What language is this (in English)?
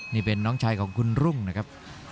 Thai